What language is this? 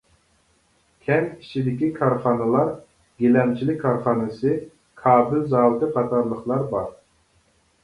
Uyghur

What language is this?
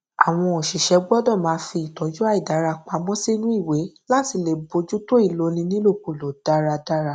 Yoruba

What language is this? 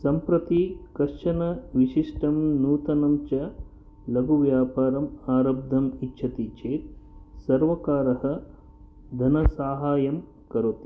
Sanskrit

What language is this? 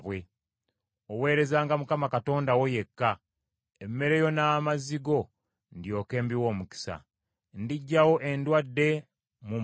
Ganda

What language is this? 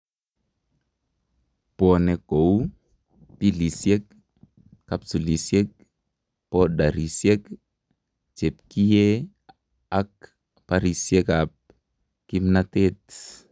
Kalenjin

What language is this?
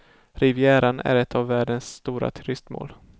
Swedish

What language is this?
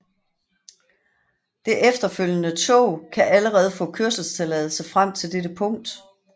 Danish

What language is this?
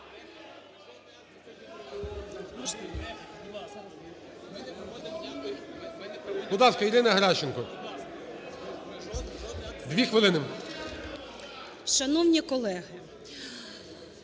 Ukrainian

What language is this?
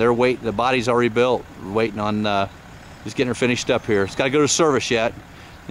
English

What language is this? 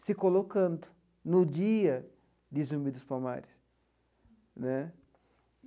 Portuguese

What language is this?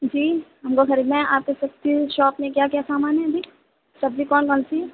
Urdu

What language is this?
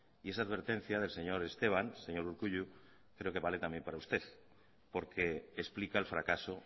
Spanish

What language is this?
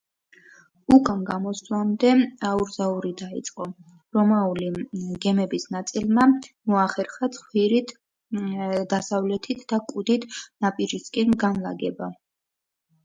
Georgian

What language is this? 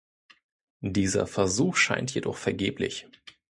German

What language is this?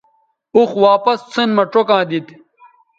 Bateri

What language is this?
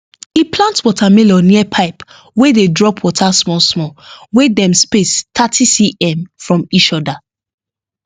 Nigerian Pidgin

